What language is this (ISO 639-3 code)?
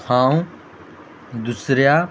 kok